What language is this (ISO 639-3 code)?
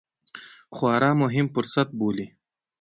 pus